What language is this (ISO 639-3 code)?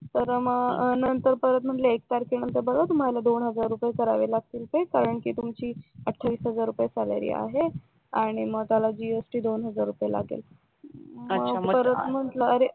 mar